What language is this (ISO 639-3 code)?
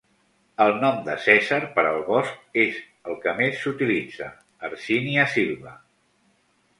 cat